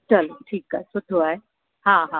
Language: Sindhi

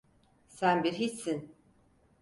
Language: Turkish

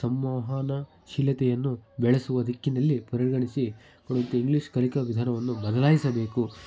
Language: Kannada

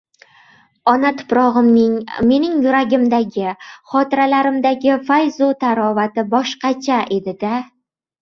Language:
Uzbek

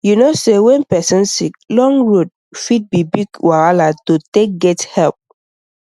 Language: Nigerian Pidgin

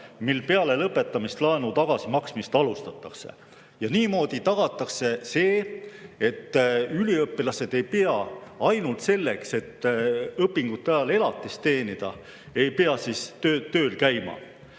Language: Estonian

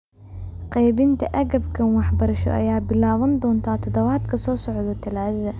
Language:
Somali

